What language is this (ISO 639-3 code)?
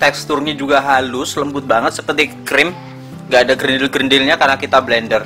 ind